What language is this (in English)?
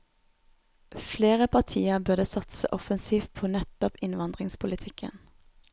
Norwegian